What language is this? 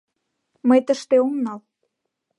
Mari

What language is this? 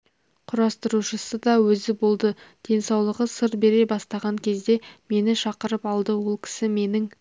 Kazakh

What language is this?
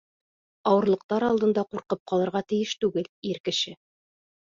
Bashkir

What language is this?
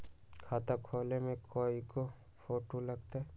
Magahi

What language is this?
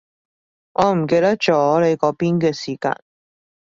Cantonese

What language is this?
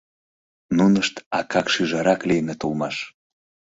Mari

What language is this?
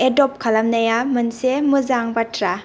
Bodo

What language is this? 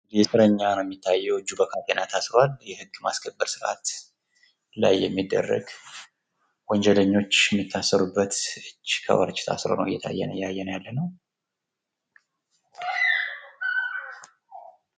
Amharic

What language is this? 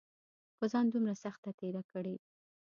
Pashto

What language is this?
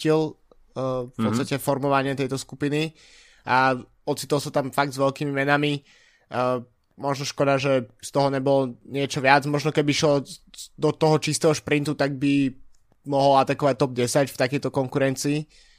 Slovak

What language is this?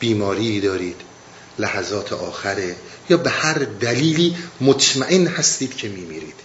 Persian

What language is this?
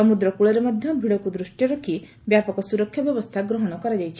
Odia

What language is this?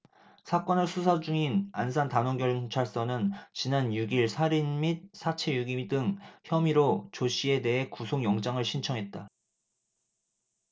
Korean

